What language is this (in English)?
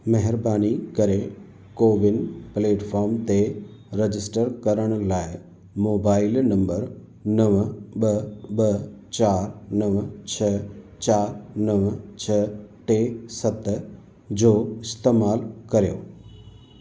Sindhi